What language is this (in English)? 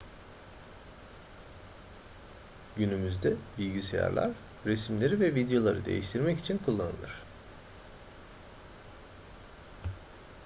Turkish